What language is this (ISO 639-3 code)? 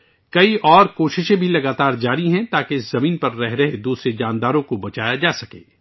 urd